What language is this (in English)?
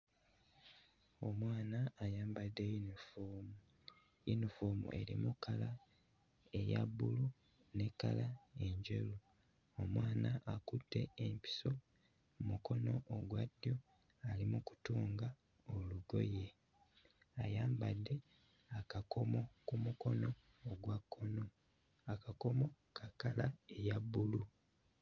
Ganda